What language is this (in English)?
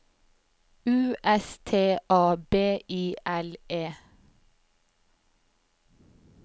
Norwegian